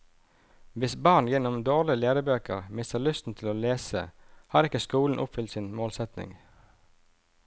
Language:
Norwegian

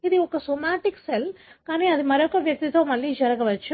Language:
Telugu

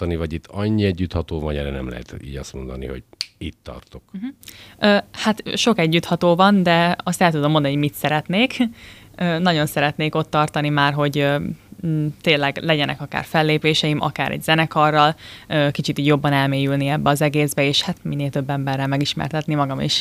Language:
Hungarian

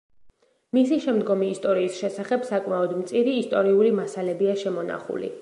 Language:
Georgian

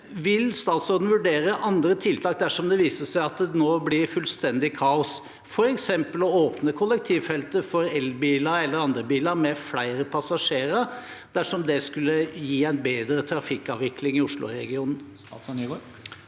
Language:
Norwegian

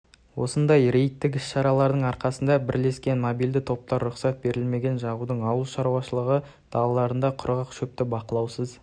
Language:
Kazakh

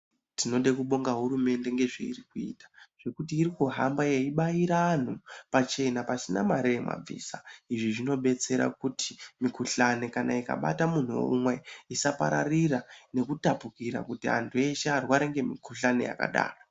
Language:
Ndau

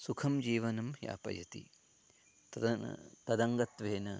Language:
Sanskrit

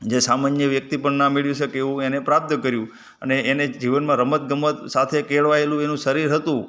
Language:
Gujarati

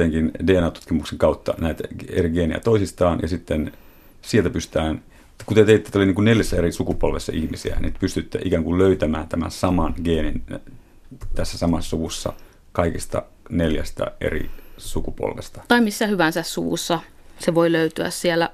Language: Finnish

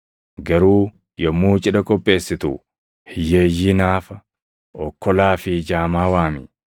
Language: Oromo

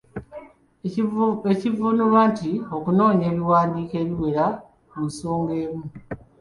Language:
Ganda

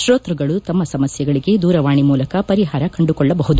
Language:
Kannada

